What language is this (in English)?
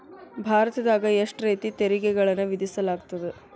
Kannada